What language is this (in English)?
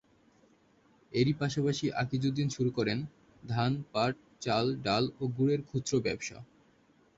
Bangla